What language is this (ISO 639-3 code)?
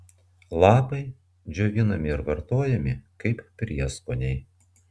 lit